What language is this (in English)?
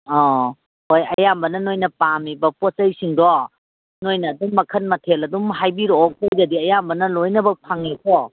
Manipuri